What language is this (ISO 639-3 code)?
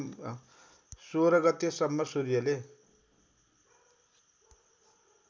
nep